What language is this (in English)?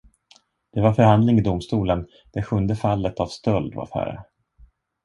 Swedish